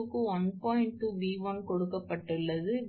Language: Tamil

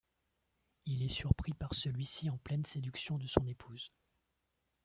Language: French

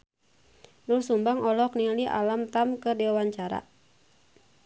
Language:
Sundanese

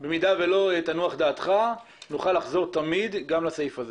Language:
Hebrew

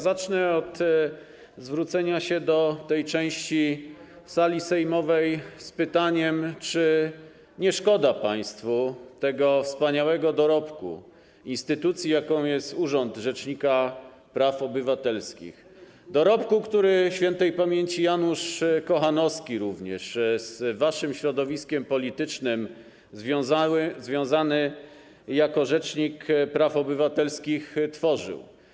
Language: Polish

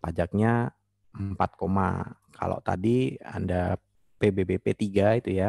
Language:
Indonesian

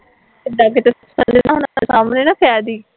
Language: Punjabi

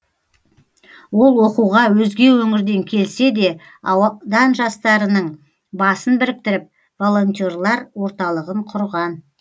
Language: Kazakh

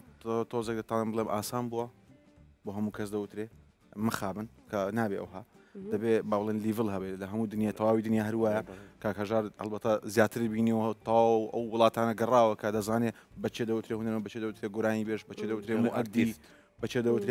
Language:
Arabic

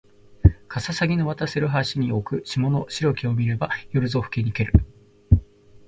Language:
Japanese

